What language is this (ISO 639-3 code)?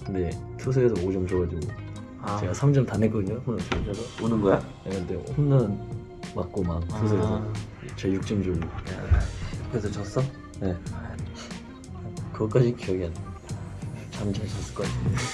kor